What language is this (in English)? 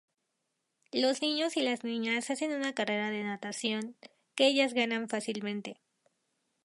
Spanish